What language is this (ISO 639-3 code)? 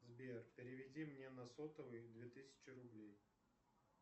rus